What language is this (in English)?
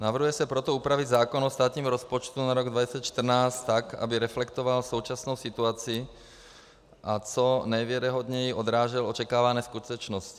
Czech